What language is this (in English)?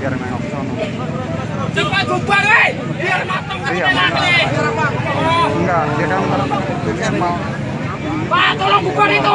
Indonesian